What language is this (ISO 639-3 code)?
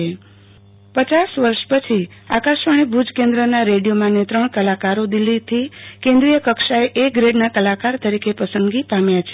guj